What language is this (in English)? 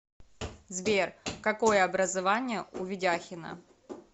Russian